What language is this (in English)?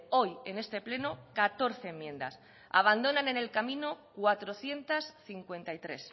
Spanish